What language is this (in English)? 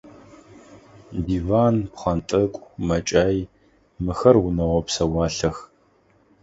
Adyghe